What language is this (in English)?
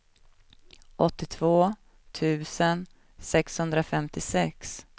Swedish